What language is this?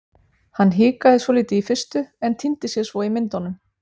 Icelandic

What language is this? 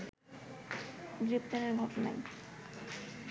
Bangla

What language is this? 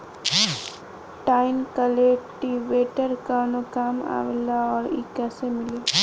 Bhojpuri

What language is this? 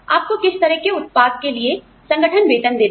Hindi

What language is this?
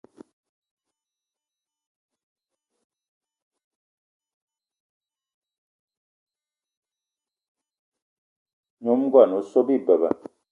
Eton (Cameroon)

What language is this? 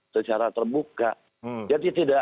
Indonesian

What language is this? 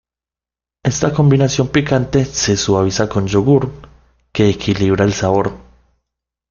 Spanish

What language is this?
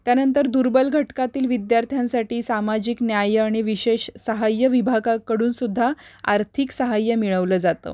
Marathi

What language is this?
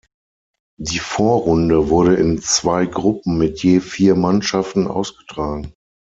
German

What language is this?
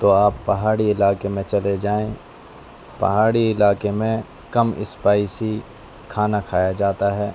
Urdu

